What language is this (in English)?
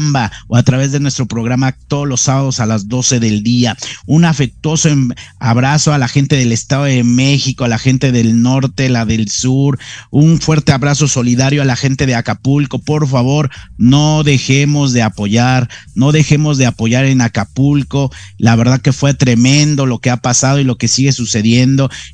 Spanish